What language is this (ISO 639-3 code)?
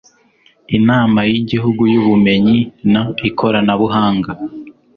kin